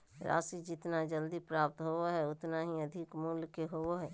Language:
Magahi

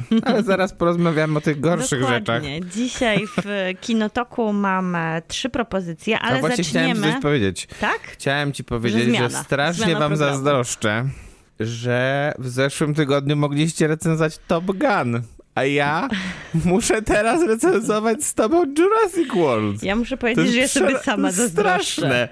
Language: Polish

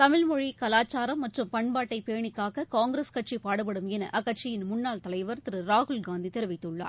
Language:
Tamil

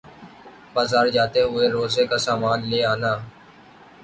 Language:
Urdu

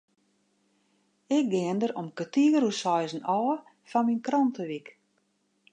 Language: Western Frisian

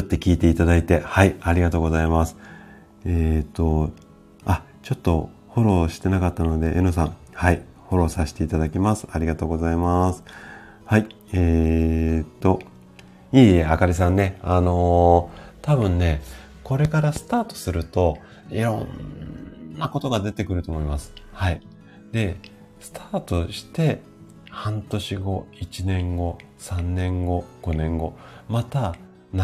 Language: Japanese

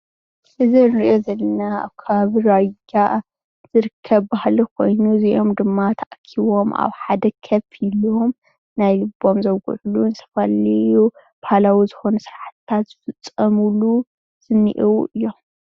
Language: Tigrinya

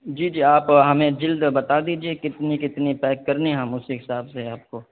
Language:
Urdu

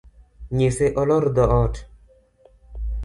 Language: Luo (Kenya and Tanzania)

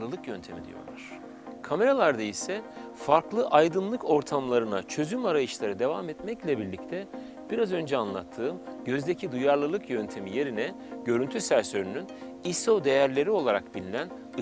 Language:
Turkish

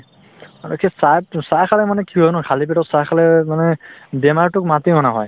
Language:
Assamese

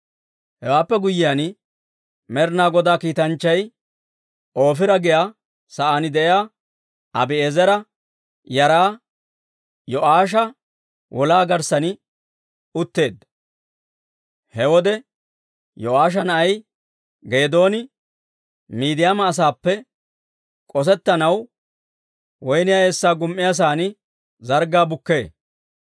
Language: Dawro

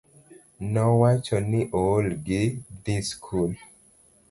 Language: Luo (Kenya and Tanzania)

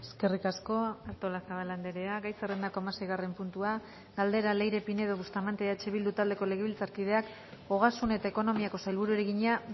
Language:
Basque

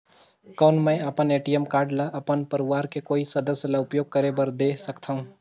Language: Chhattisgarhi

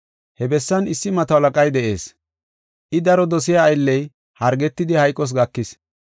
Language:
Gofa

